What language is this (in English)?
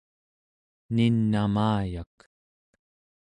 Central Yupik